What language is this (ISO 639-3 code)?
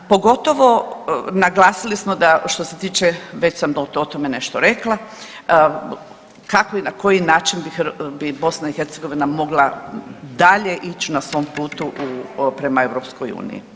hrv